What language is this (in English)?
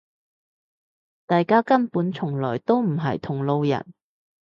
Cantonese